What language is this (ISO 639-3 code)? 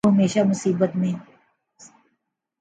urd